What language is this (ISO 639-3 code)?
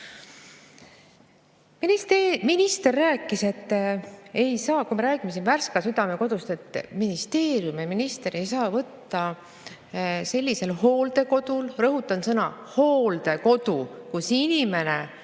est